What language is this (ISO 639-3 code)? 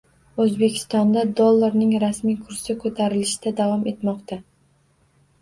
uzb